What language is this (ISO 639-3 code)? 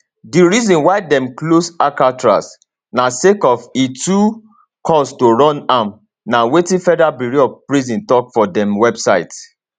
pcm